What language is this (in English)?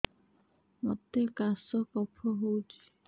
Odia